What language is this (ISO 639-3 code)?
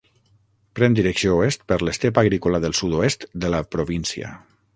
cat